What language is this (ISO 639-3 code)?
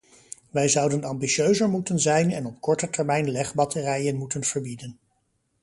nld